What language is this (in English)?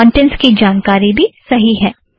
Hindi